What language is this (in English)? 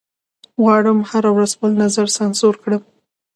Pashto